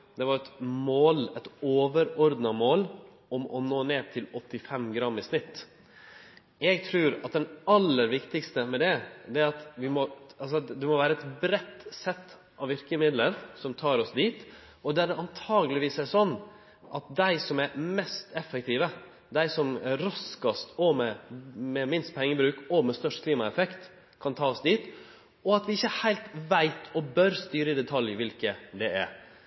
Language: Norwegian Nynorsk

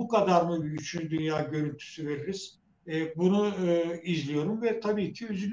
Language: Turkish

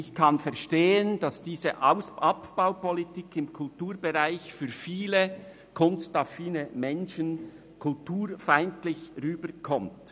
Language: Swiss German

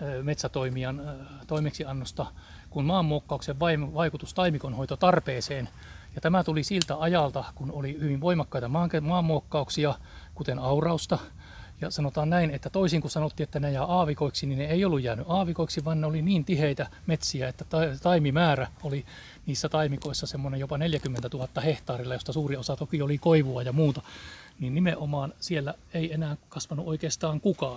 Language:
Finnish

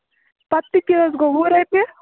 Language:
Kashmiri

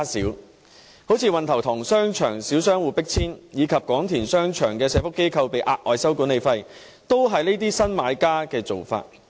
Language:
Cantonese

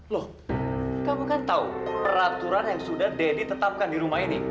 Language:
Indonesian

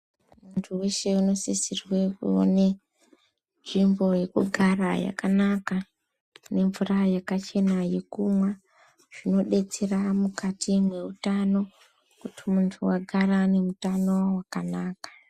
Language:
Ndau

